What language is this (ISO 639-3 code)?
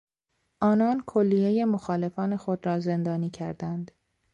fas